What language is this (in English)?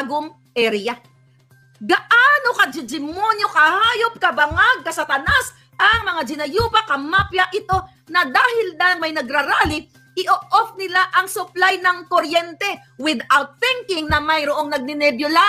Filipino